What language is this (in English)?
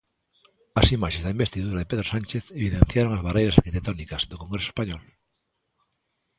Galician